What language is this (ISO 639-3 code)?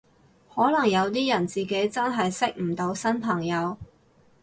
yue